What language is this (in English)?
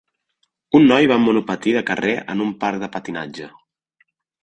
Catalan